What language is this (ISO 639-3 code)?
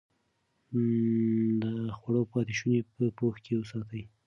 pus